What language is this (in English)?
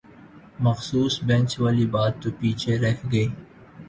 Urdu